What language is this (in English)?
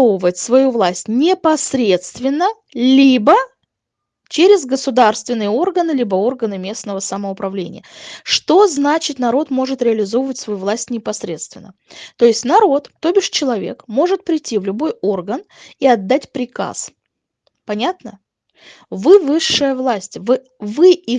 Russian